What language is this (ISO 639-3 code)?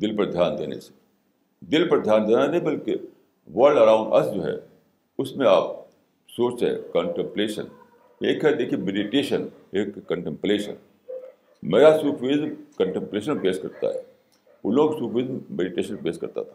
urd